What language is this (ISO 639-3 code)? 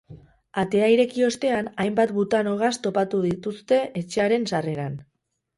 eus